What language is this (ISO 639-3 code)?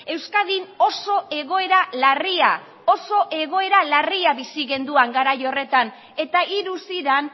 eus